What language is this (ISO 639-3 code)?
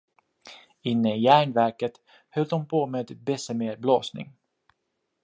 swe